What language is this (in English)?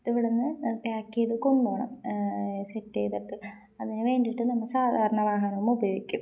Malayalam